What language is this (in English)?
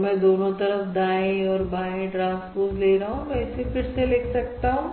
Hindi